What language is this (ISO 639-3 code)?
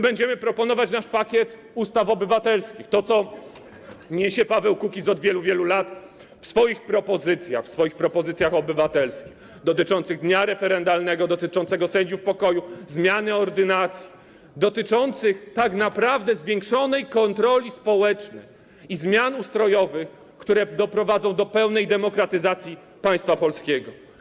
pol